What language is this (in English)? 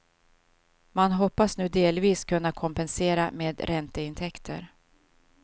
Swedish